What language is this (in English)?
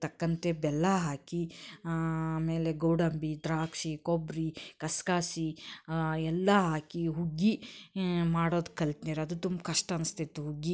Kannada